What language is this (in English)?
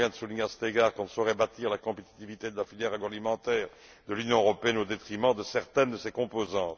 French